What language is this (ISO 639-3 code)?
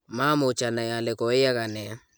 kln